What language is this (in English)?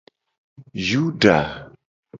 Gen